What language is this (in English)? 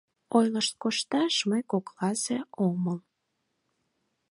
Mari